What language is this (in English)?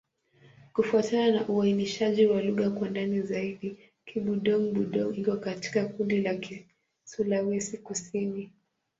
Swahili